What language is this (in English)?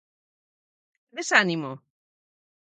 Galician